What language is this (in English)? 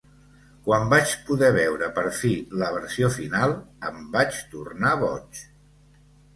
Catalan